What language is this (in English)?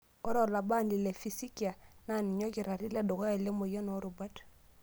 Masai